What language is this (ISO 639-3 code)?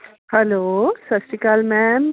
pan